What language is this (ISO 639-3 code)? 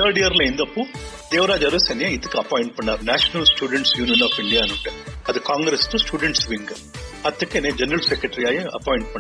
kan